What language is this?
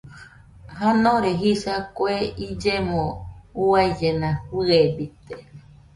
Nüpode Huitoto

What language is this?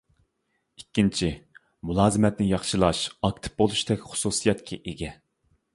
Uyghur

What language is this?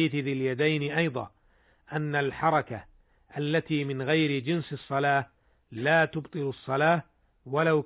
Arabic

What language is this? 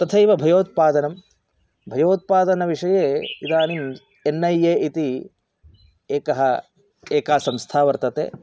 Sanskrit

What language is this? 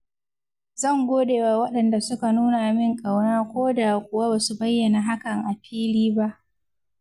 Hausa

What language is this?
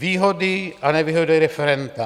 Czech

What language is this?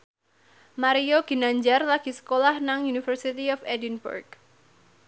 Javanese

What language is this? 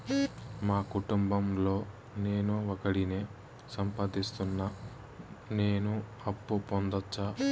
Telugu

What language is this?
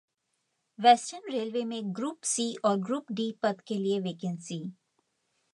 Hindi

